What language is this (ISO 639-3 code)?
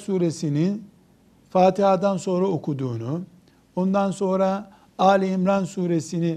tur